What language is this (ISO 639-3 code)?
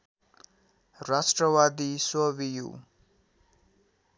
nep